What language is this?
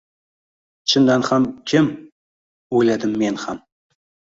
Uzbek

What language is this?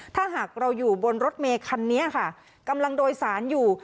Thai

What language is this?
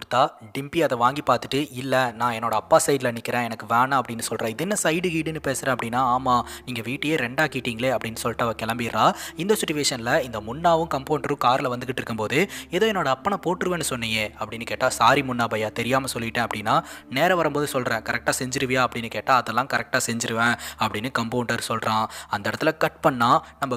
Romanian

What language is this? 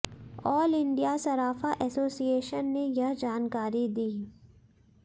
Hindi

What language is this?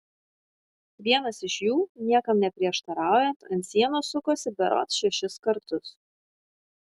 Lithuanian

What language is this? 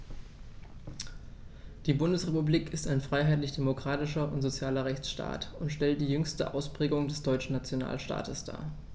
German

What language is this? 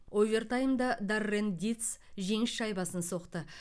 Kazakh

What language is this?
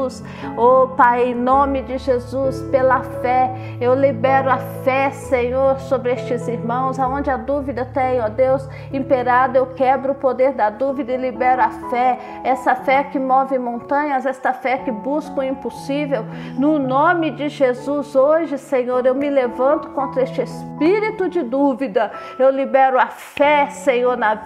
Portuguese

